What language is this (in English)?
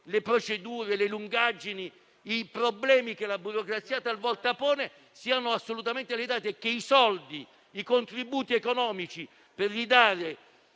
Italian